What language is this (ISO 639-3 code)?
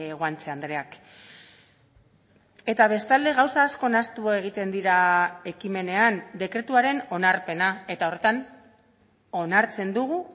eus